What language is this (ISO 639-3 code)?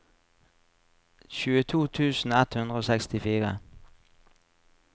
nor